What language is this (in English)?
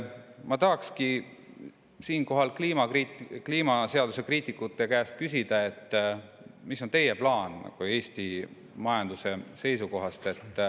Estonian